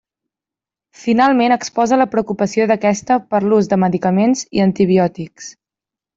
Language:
Catalan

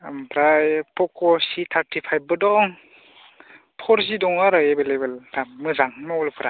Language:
Bodo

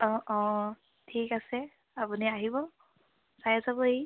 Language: Assamese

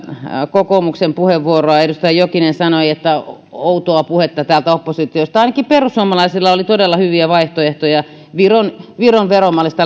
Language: Finnish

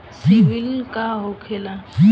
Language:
Bhojpuri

